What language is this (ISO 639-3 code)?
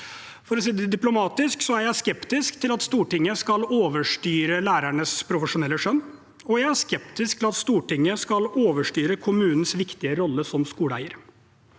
nor